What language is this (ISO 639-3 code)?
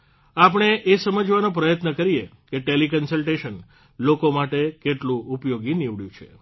guj